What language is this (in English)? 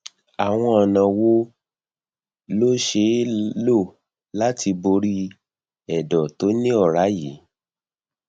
Yoruba